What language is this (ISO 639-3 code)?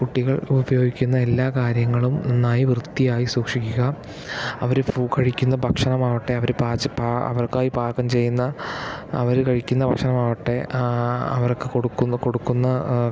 mal